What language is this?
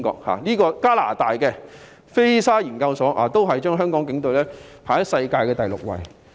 Cantonese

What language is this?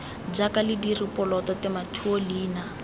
Tswana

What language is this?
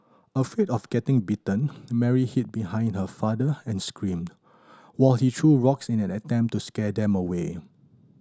English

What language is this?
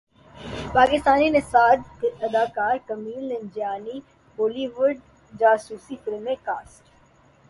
Urdu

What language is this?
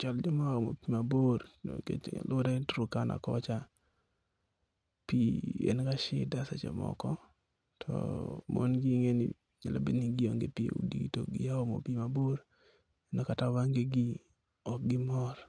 Luo (Kenya and Tanzania)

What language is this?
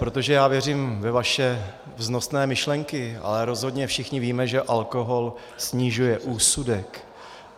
Czech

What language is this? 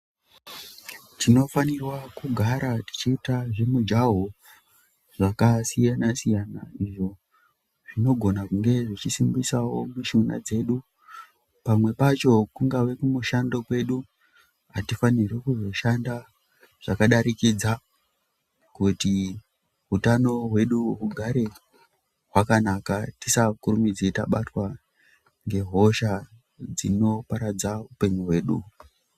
Ndau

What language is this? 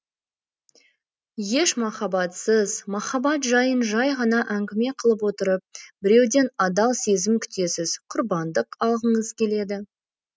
Kazakh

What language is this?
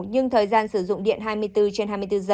Vietnamese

